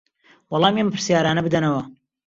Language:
Central Kurdish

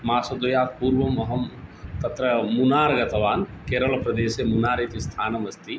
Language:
Sanskrit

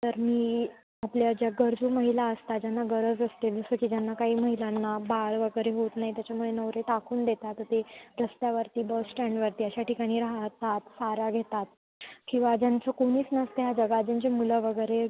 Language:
Marathi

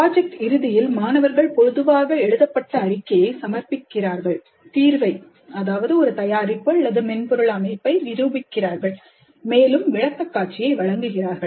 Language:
Tamil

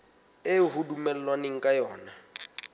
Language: Southern Sotho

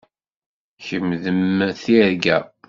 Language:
Kabyle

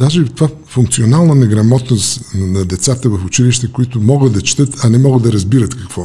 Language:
Bulgarian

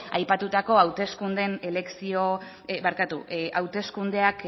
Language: Basque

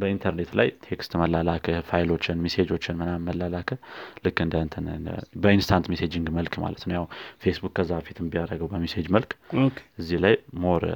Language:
Amharic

